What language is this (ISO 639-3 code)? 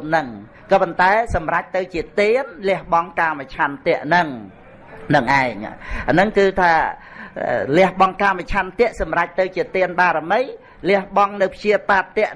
vie